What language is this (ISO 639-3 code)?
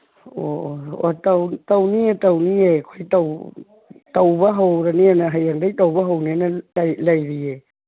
mni